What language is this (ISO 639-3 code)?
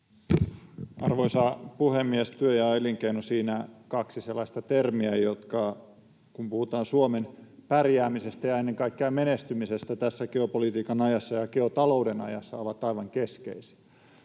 fin